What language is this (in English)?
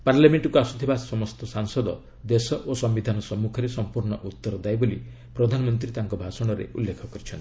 Odia